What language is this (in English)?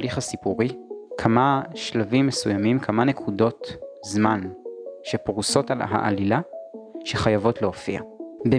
Hebrew